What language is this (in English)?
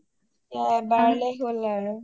Assamese